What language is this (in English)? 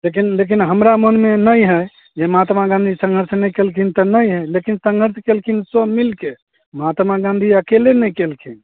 Maithili